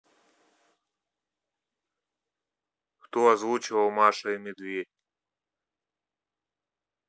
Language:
Russian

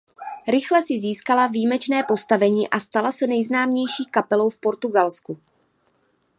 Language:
Czech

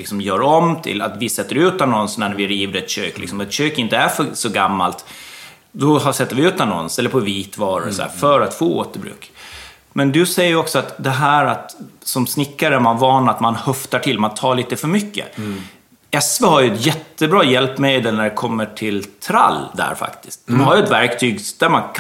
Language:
Swedish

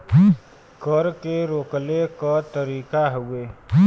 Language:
Bhojpuri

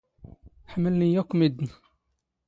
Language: Standard Moroccan Tamazight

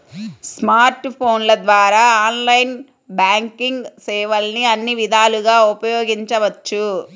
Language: Telugu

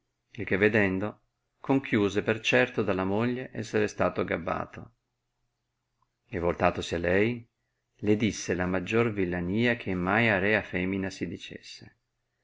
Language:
Italian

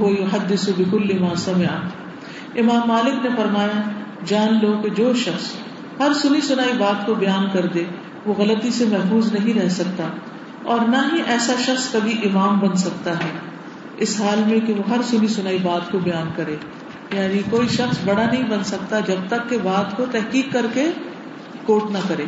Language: Urdu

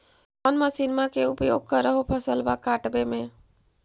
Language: Magahi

